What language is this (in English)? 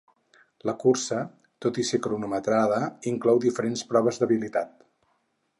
Catalan